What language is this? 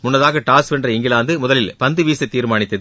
Tamil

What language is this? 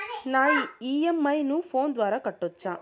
Telugu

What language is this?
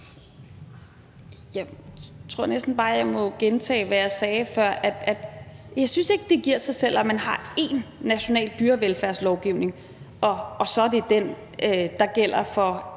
Danish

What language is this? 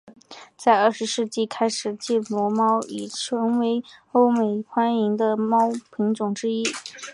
Chinese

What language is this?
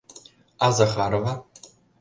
Mari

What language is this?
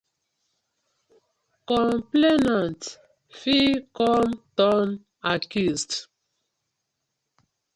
Nigerian Pidgin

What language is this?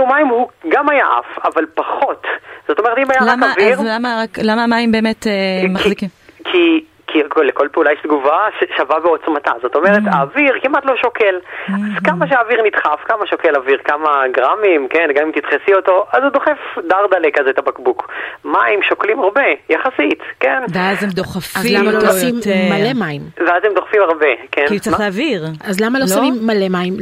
Hebrew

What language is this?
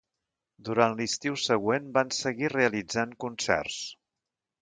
Catalan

